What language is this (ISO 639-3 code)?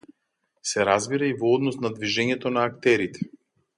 mkd